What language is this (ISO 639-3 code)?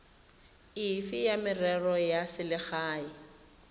tsn